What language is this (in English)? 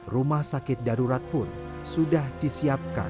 Indonesian